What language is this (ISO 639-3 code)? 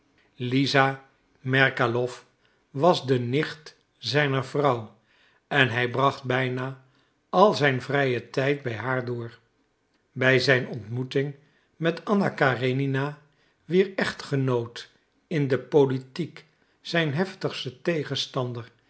nld